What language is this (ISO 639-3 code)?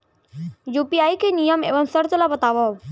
hne